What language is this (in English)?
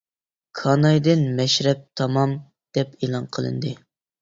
Uyghur